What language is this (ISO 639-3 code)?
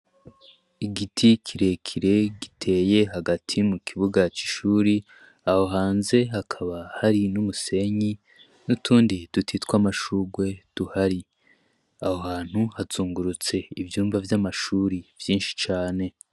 run